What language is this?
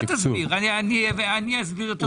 Hebrew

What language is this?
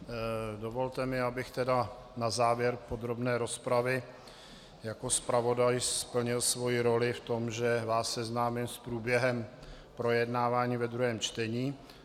Czech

